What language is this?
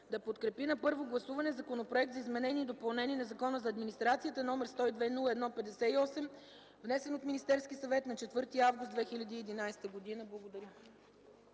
Bulgarian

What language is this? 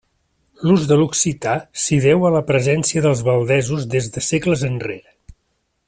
Catalan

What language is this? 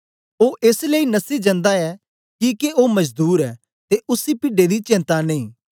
Dogri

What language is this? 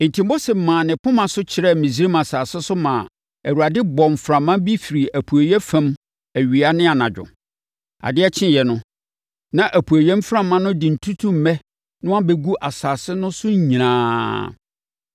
Akan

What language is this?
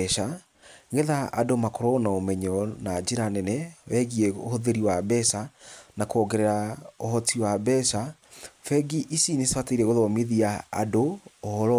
Kikuyu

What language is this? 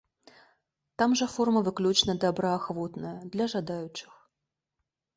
Belarusian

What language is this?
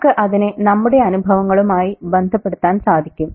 Malayalam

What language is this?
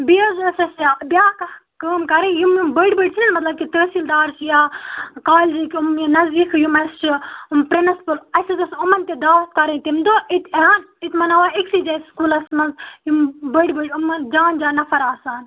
Kashmiri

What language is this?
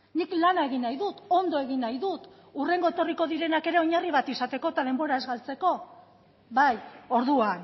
Basque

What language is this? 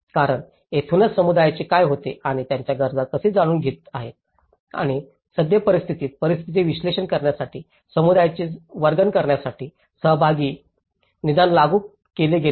Marathi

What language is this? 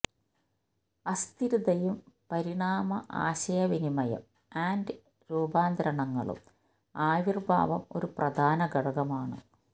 Malayalam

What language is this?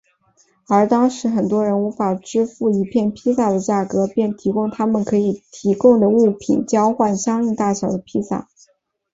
Chinese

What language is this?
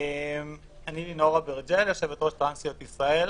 Hebrew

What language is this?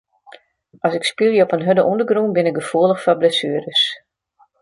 Western Frisian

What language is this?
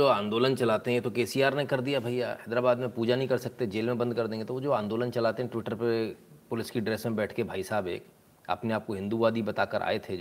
Hindi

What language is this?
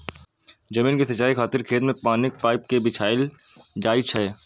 Maithili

